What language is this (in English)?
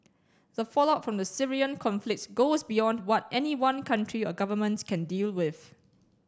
English